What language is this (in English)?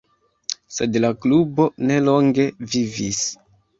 Esperanto